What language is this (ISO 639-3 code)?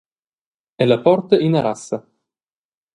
roh